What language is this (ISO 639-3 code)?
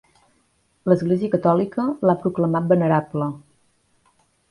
cat